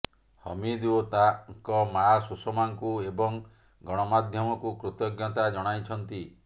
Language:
Odia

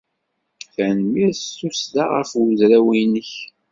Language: Kabyle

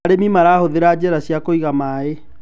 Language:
Kikuyu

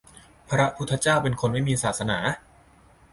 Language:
Thai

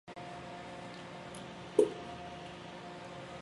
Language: Chinese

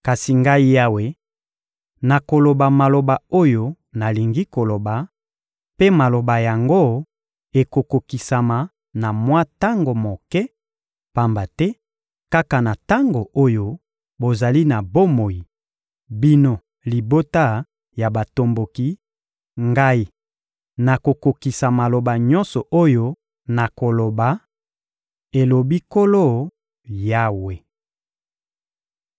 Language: Lingala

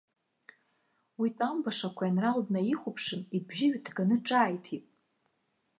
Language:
Abkhazian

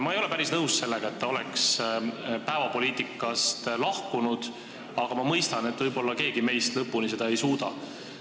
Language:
Estonian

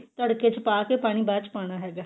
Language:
Punjabi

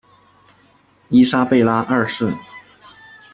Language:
Chinese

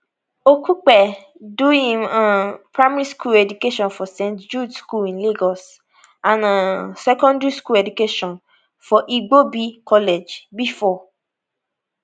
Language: Nigerian Pidgin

